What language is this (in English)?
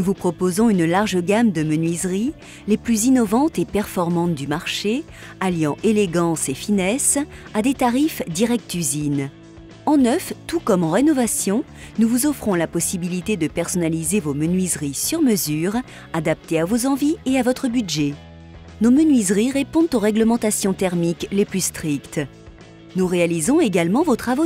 French